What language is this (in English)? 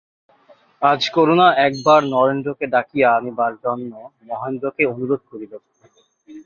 Bangla